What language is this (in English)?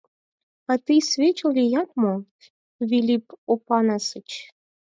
Mari